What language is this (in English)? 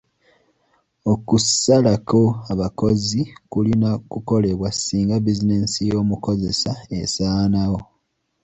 Ganda